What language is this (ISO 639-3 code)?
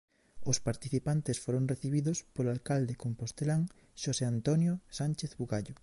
glg